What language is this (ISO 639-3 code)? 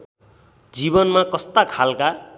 nep